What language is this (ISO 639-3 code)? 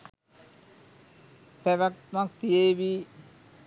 sin